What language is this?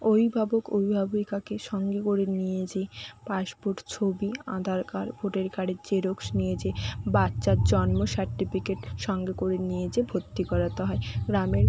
Bangla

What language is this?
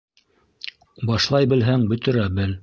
Bashkir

